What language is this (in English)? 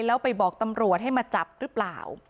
Thai